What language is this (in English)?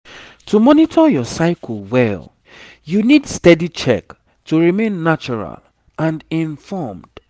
Nigerian Pidgin